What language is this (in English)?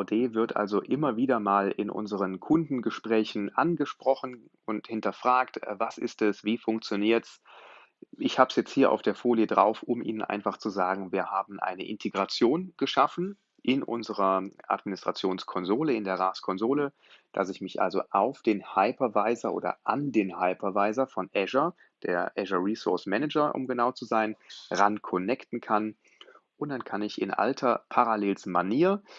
German